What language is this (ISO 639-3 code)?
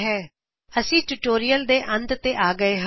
pan